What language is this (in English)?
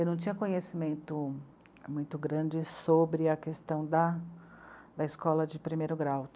Portuguese